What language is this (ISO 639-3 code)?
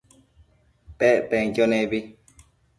mcf